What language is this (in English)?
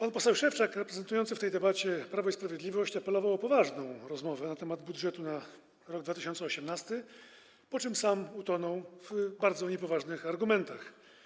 Polish